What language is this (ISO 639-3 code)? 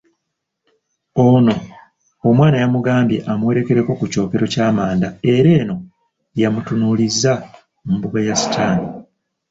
lug